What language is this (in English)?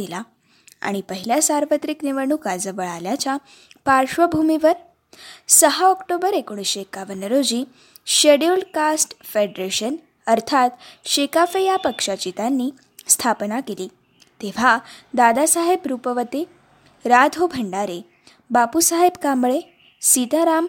Marathi